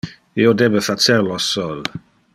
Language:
Interlingua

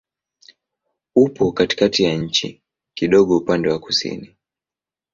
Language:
Swahili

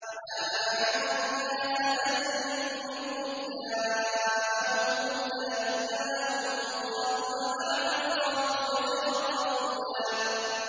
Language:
Arabic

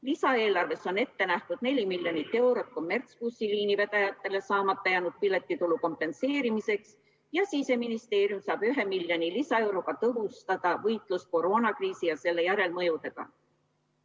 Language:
Estonian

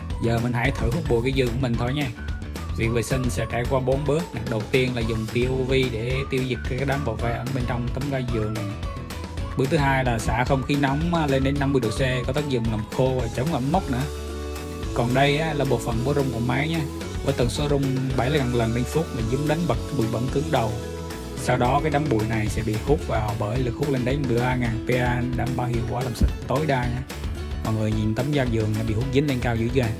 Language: Vietnamese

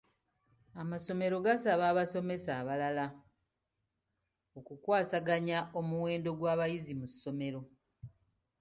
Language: Ganda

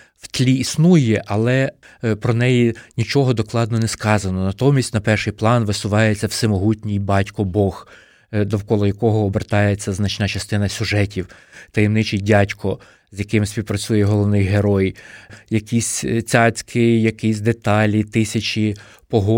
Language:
Ukrainian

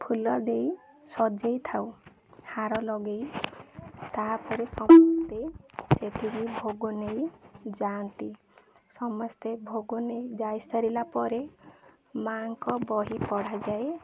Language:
Odia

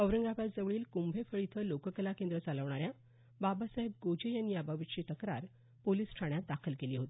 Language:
Marathi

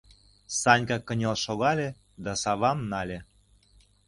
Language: Mari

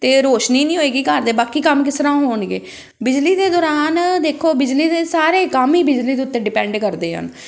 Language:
Punjabi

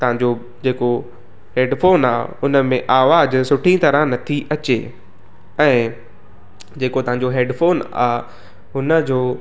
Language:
Sindhi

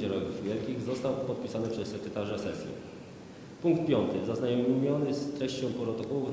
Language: Polish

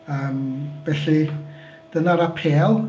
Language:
Welsh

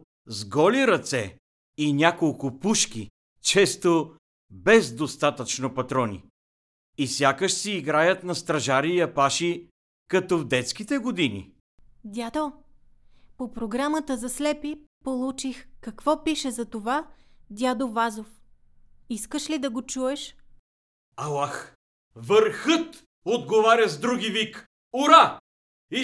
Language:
Bulgarian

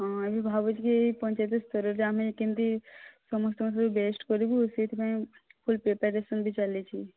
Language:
Odia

